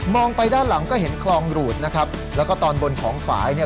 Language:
Thai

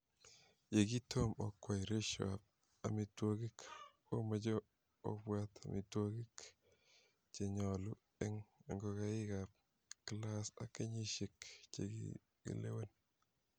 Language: Kalenjin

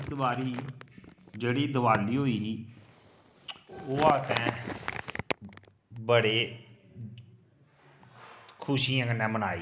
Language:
Dogri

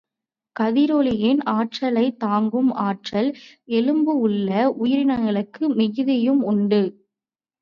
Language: Tamil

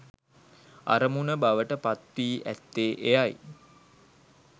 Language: Sinhala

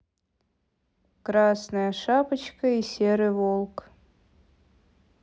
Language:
Russian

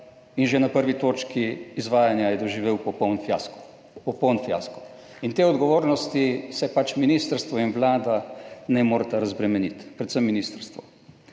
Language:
Slovenian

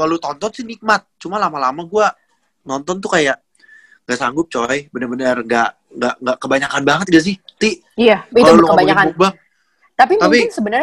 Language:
Indonesian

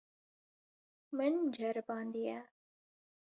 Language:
Kurdish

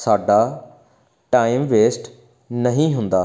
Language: Punjabi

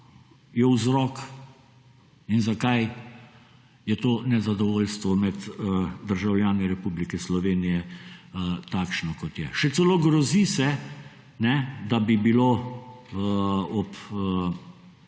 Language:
Slovenian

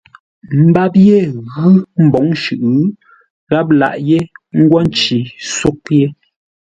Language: Ngombale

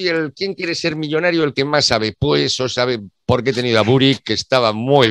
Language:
Spanish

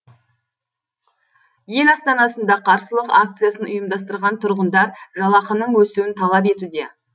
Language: Kazakh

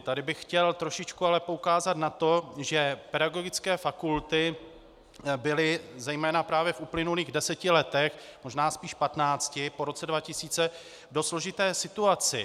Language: Czech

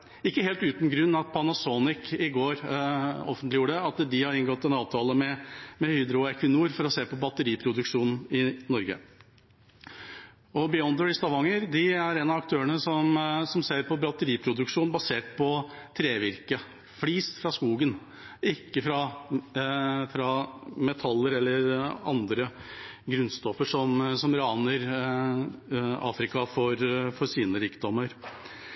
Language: Norwegian Bokmål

